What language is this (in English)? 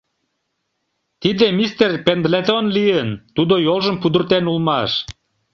Mari